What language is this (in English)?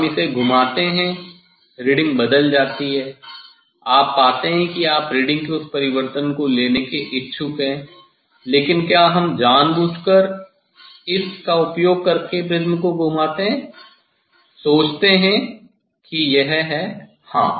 Hindi